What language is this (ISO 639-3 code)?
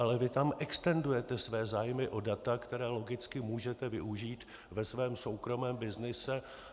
ces